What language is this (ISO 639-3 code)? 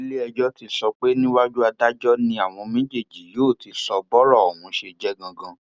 yor